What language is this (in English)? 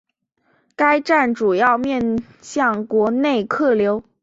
Chinese